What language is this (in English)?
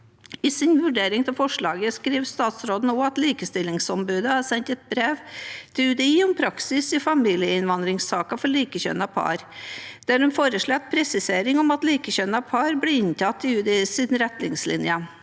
Norwegian